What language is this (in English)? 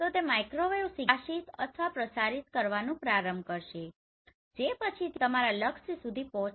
Gujarati